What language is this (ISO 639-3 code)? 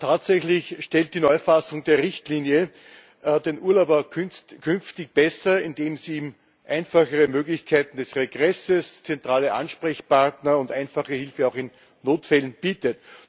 deu